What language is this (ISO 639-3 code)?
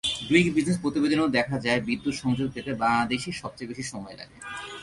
ben